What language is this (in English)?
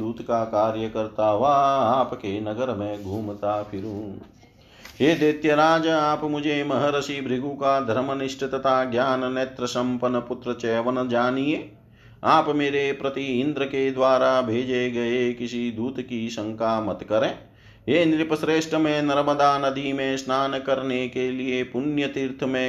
Hindi